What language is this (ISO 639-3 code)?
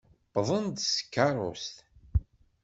kab